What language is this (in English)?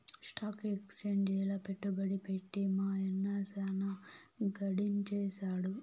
Telugu